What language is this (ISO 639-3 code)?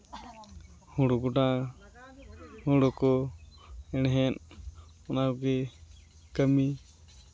sat